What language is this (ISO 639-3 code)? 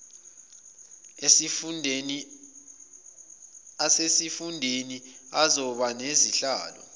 zul